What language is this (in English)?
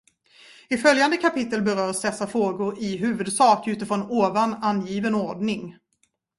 Swedish